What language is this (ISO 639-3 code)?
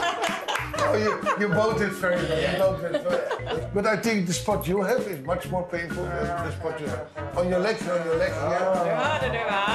swe